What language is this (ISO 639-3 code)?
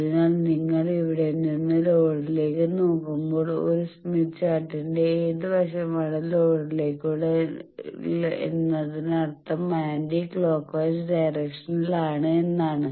mal